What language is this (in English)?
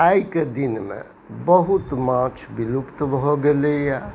Maithili